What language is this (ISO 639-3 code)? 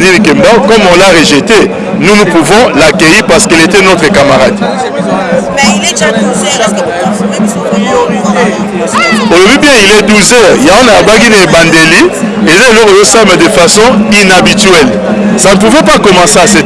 fra